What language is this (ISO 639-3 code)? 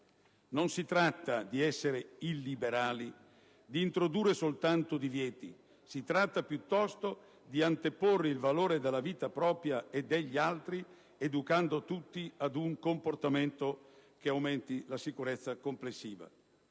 ita